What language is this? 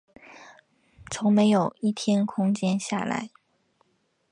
Chinese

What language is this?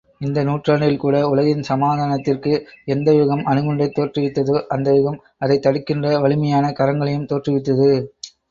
Tamil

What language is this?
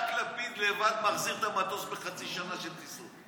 Hebrew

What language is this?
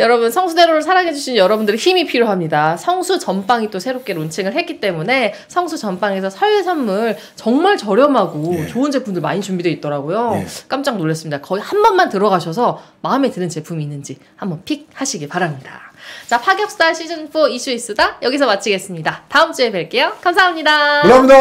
Korean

